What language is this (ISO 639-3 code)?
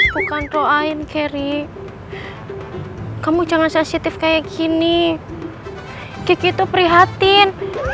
ind